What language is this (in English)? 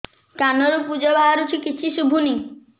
Odia